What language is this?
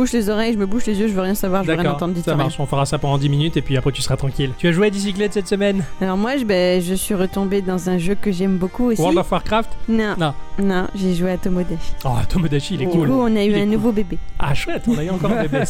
French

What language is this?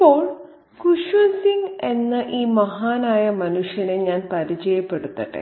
Malayalam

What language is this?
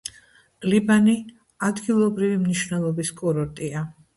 Georgian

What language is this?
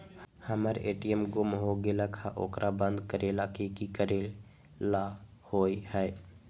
Magahi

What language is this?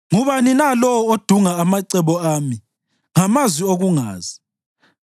North Ndebele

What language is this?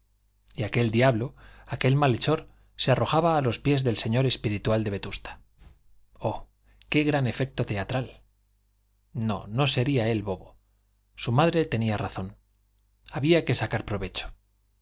Spanish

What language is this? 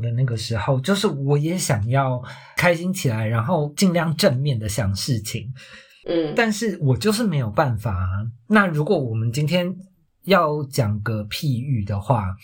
Chinese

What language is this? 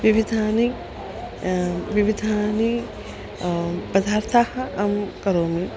Sanskrit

